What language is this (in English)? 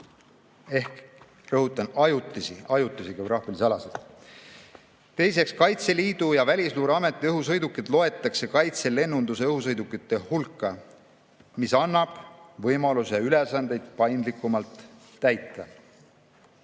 Estonian